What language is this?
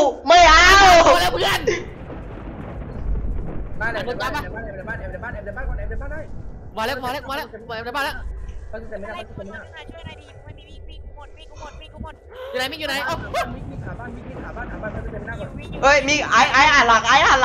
Thai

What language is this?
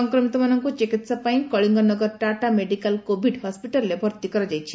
Odia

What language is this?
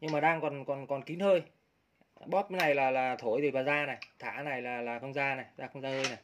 Vietnamese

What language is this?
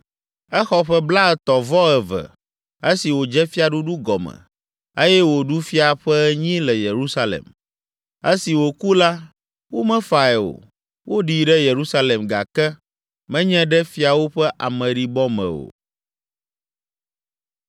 Ewe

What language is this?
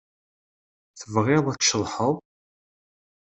Kabyle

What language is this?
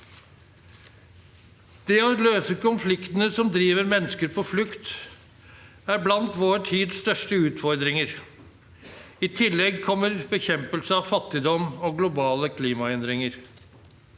Norwegian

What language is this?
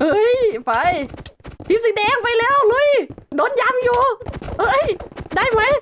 Thai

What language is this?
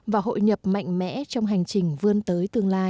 Vietnamese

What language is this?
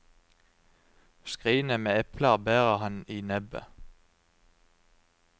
Norwegian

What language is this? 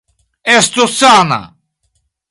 Esperanto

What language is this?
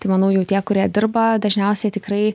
Lithuanian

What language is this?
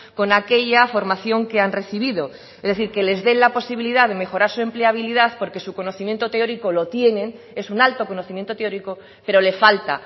Spanish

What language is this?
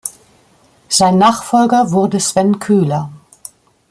German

